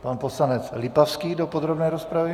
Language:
Czech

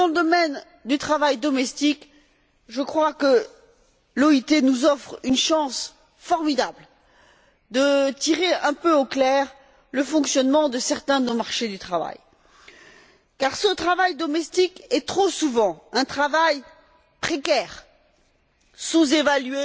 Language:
French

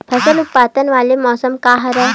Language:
Chhattisgarhi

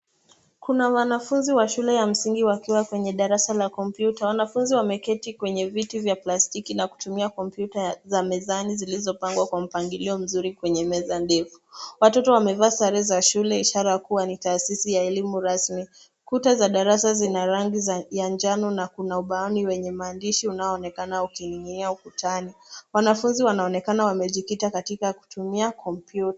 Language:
Swahili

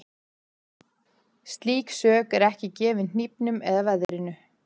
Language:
Icelandic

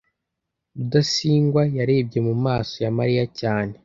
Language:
Kinyarwanda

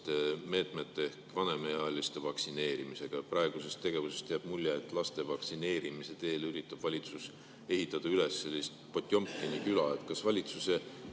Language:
Estonian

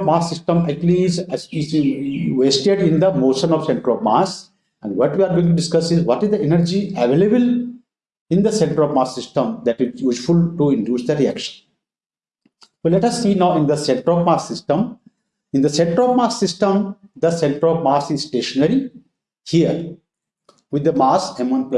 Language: English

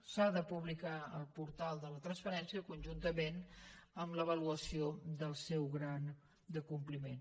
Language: Catalan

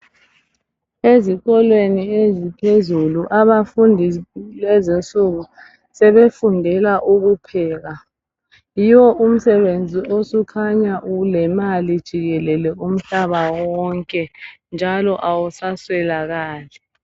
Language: North Ndebele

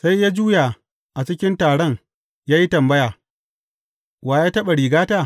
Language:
Hausa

